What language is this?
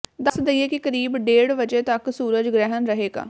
Punjabi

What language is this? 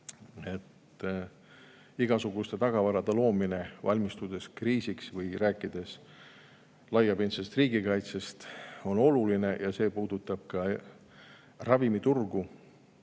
Estonian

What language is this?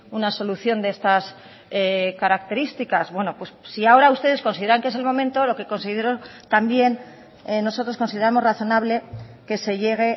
Spanish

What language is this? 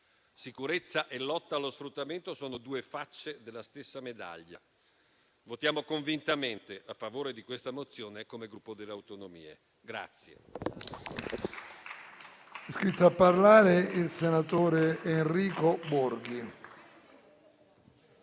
Italian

